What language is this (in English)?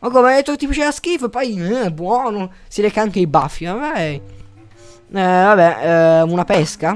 Italian